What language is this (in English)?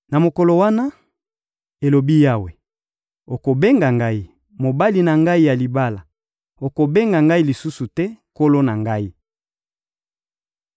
Lingala